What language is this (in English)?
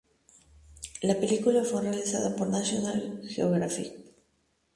Spanish